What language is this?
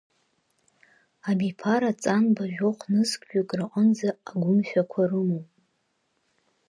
Abkhazian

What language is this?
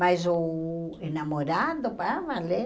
Portuguese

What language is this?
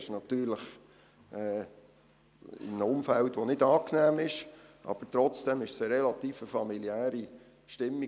Swiss German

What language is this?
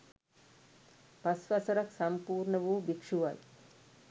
Sinhala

